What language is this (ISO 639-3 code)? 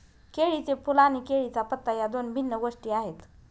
mar